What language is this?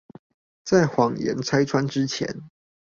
Chinese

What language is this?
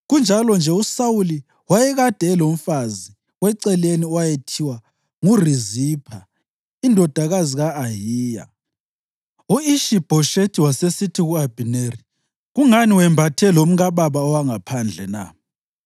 North Ndebele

